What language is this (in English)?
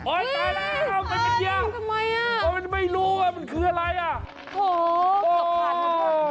Thai